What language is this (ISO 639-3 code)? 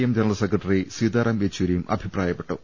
mal